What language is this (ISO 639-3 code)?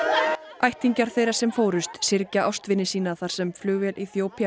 isl